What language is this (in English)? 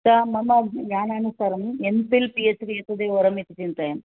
Sanskrit